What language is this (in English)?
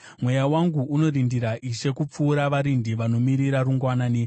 Shona